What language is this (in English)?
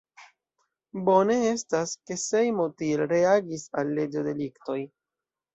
Esperanto